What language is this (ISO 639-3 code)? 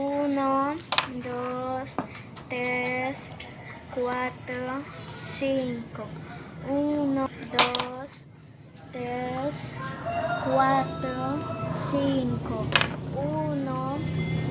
spa